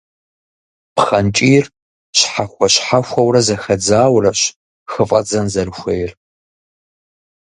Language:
Kabardian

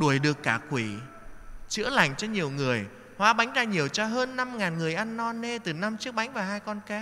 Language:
Vietnamese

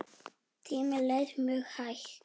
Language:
Icelandic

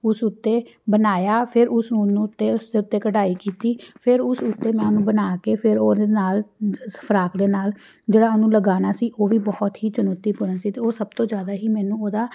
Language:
Punjabi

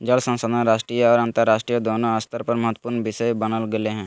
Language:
Magahi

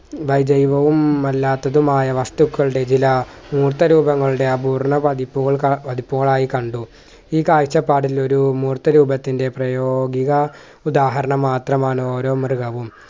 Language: Malayalam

